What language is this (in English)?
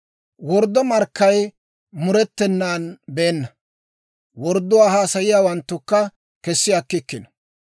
Dawro